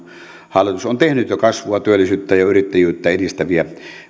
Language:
Finnish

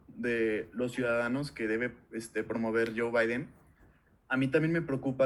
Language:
Spanish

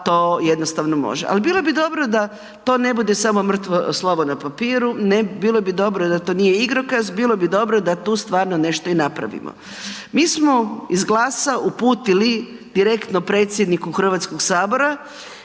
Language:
Croatian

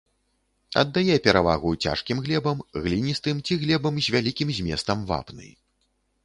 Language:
Belarusian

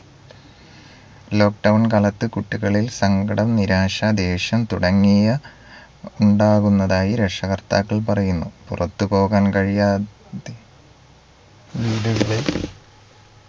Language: Malayalam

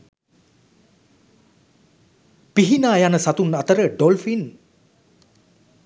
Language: Sinhala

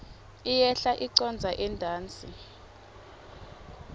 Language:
Swati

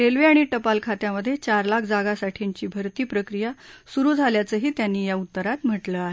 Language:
Marathi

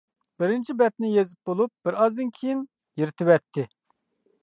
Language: Uyghur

